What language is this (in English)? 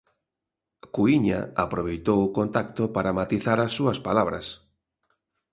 Galician